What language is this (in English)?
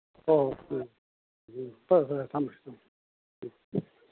Manipuri